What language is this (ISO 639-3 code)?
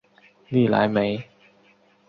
zho